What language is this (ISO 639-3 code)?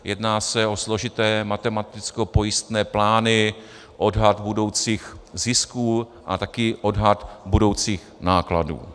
ces